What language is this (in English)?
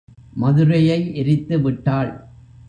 Tamil